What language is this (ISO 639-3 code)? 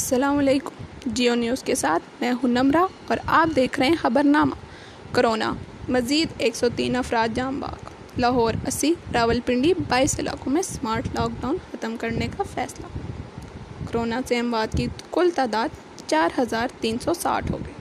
urd